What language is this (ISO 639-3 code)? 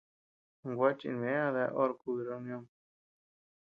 cux